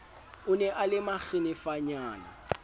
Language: Southern Sotho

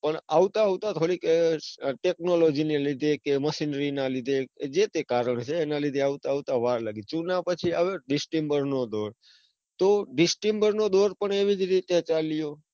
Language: Gujarati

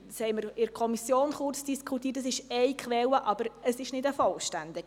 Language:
Swiss German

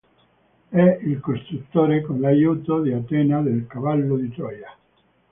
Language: Italian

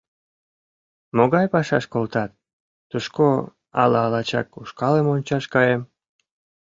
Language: Mari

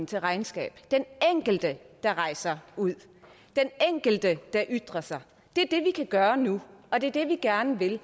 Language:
Danish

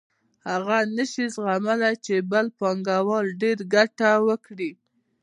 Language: Pashto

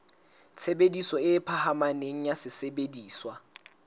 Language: Southern Sotho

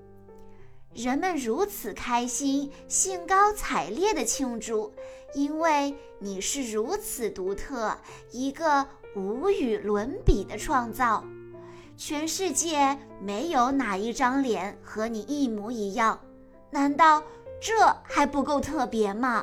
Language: Chinese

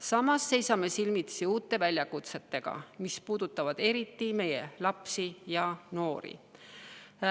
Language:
Estonian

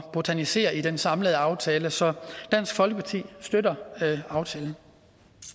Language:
Danish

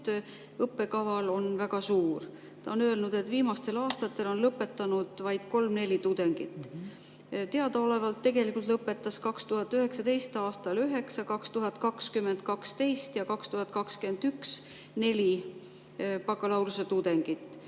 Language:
Estonian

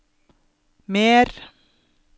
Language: Norwegian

